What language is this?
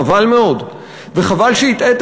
Hebrew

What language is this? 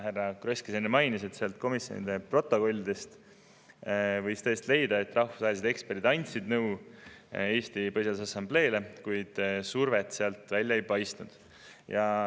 Estonian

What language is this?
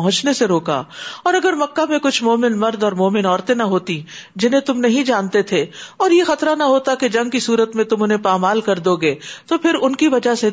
Urdu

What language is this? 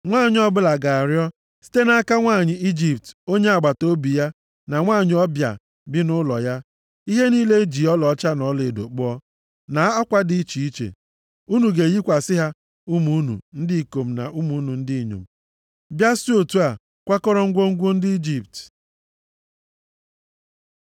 Igbo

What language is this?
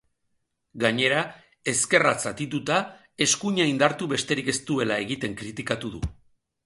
Basque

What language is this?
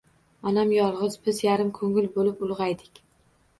Uzbek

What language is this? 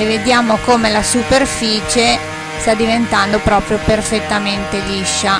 Italian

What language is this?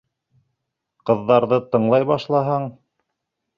Bashkir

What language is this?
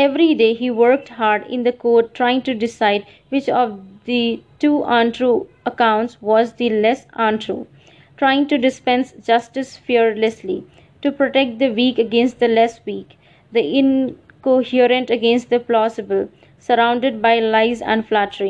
English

